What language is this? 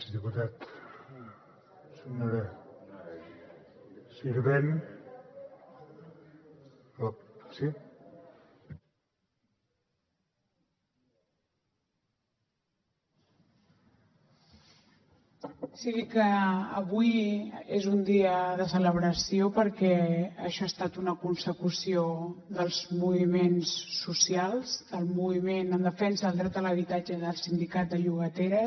Catalan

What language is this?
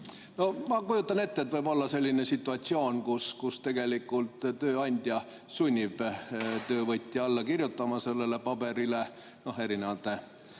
Estonian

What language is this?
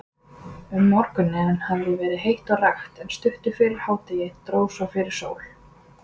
Icelandic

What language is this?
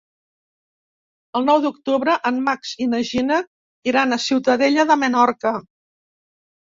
Catalan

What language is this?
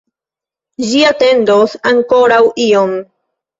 Esperanto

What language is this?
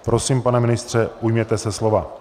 Czech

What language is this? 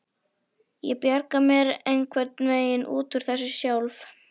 Icelandic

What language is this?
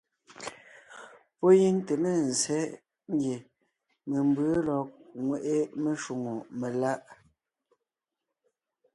Ngiemboon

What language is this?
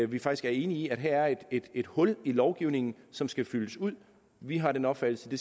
Danish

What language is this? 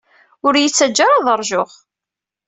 Kabyle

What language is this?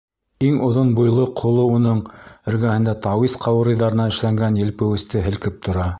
Bashkir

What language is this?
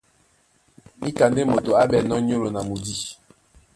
Duala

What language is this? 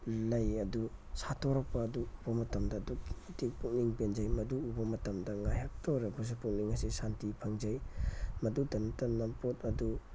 Manipuri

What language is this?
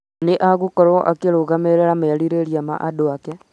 Kikuyu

